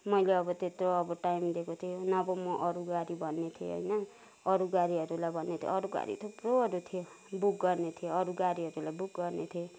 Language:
Nepali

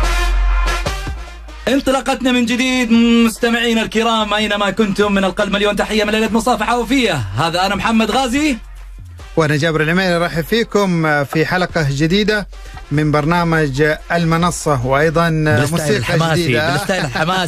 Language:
Arabic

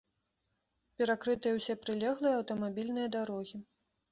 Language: Belarusian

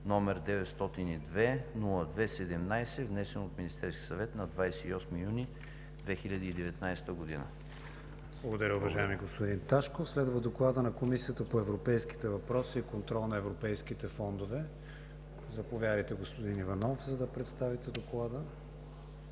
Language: Bulgarian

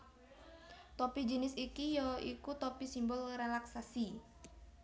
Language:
Javanese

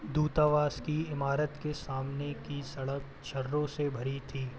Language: Hindi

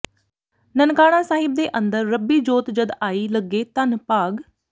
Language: Punjabi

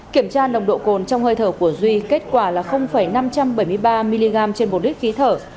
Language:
Vietnamese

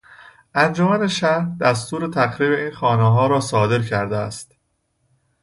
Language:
Persian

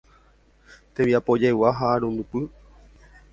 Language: Guarani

